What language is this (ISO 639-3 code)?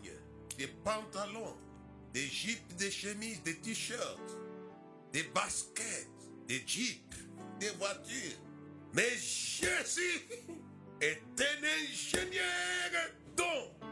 fra